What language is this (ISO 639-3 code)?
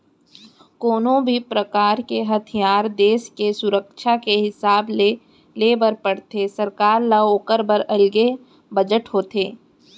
hne